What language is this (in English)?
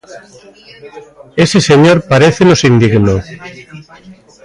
Galician